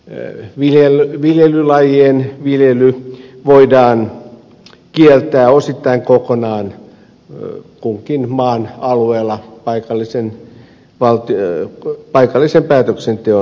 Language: Finnish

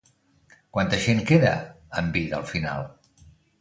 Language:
Catalan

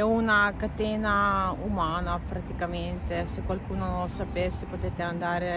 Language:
Italian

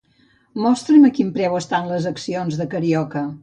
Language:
Catalan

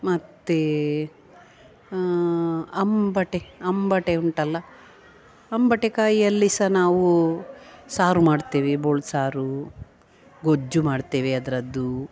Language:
Kannada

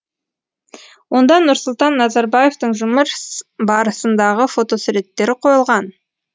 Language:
Kazakh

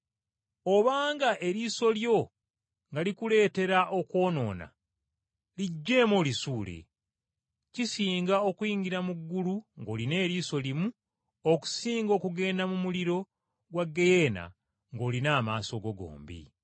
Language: Ganda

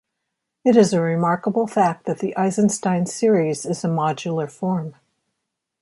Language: English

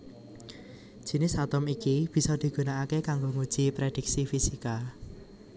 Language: Javanese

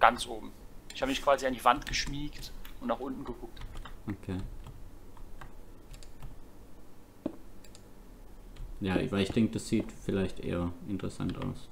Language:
German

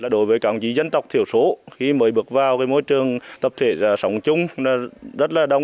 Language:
Vietnamese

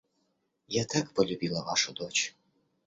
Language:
Russian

